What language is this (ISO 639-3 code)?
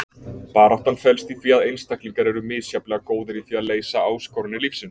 isl